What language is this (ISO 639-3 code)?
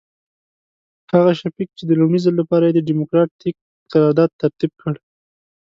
pus